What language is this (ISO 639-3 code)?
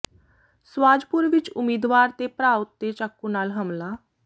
pan